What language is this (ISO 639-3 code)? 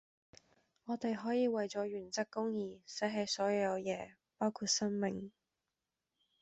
yue